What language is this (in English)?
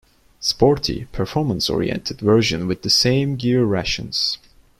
English